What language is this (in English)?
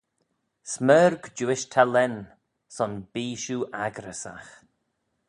Manx